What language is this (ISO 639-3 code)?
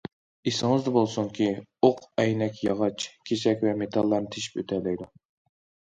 uig